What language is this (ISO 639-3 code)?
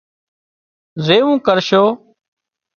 kxp